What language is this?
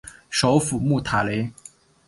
Chinese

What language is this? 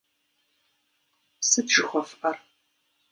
Kabardian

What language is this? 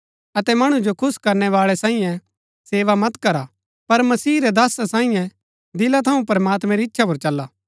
Gaddi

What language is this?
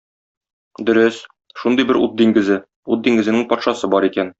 Tatar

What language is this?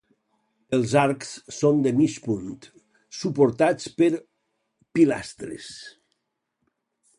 Catalan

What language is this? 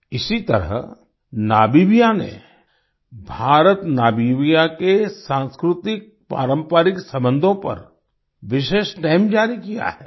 Hindi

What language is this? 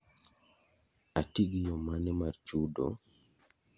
Luo (Kenya and Tanzania)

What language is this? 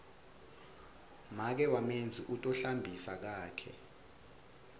Swati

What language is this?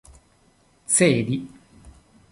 Esperanto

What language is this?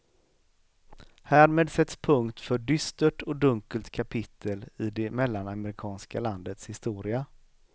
Swedish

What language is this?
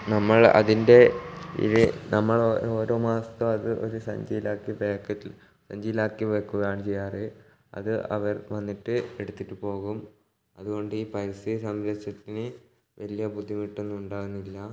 Malayalam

